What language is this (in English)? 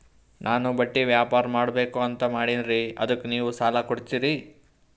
Kannada